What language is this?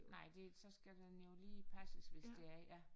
Danish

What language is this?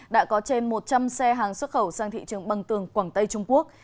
Vietnamese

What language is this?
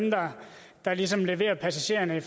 Danish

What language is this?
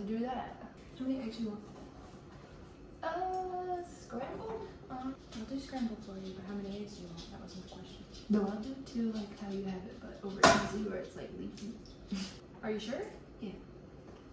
English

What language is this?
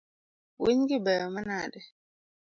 Luo (Kenya and Tanzania)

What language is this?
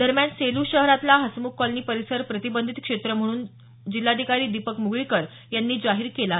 Marathi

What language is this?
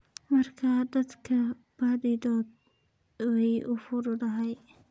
Somali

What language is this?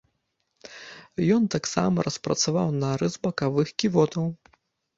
Belarusian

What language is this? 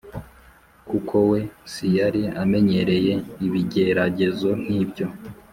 Kinyarwanda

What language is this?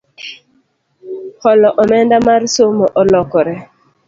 Luo (Kenya and Tanzania)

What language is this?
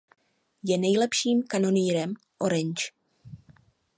Czech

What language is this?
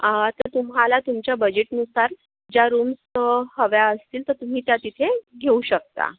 Marathi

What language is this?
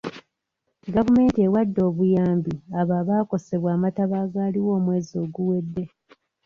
Ganda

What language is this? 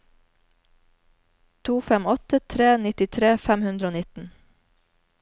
Norwegian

